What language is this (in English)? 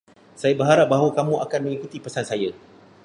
Malay